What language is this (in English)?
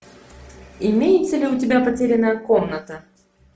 Russian